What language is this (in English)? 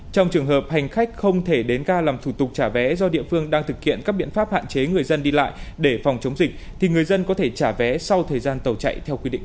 Vietnamese